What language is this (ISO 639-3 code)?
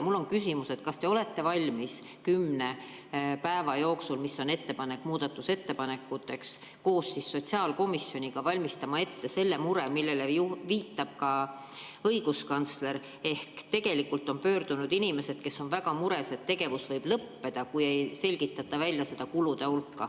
est